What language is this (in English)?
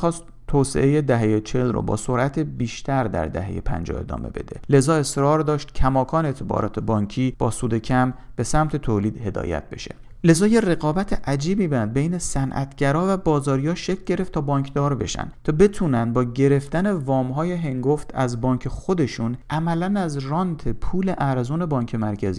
Persian